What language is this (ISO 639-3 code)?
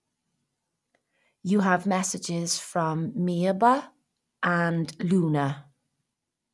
eng